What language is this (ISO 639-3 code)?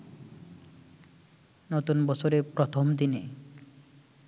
ben